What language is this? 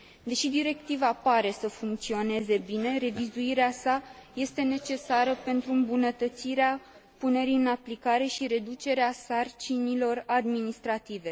Romanian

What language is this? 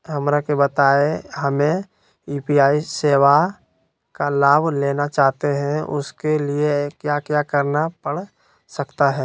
Magahi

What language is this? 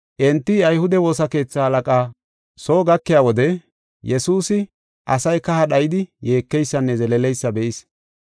Gofa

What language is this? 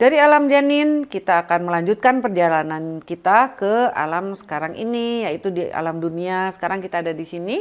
Indonesian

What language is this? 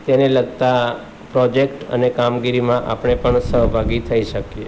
Gujarati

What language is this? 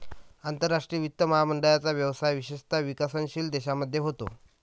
Marathi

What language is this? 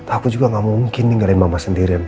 Indonesian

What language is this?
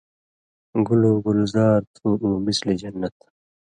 Indus Kohistani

